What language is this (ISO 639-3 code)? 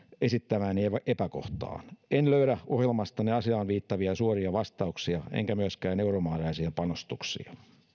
fin